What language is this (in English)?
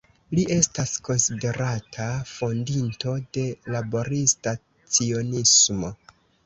Esperanto